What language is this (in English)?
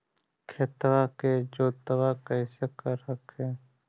Magahi